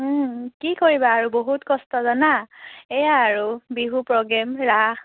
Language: Assamese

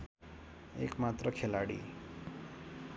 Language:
Nepali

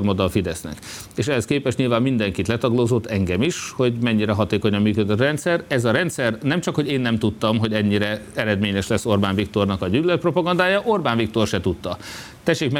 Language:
Hungarian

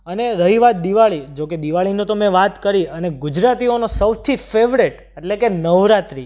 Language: Gujarati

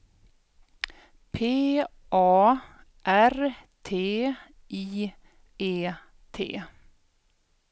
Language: Swedish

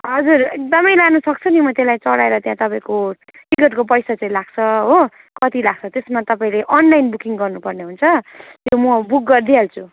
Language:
Nepali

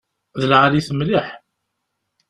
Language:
Kabyle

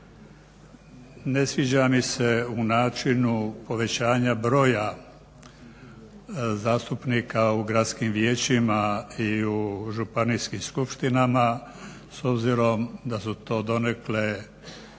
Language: Croatian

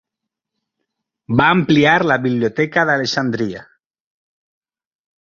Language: Catalan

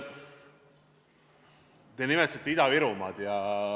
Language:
Estonian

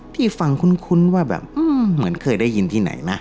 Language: Thai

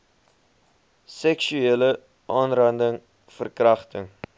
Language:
Afrikaans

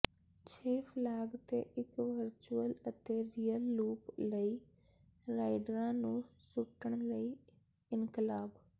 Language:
Punjabi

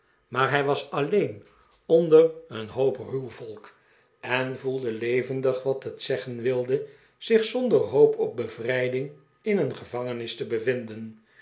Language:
Dutch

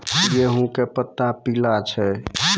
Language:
Maithili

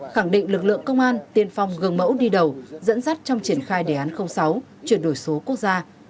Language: Vietnamese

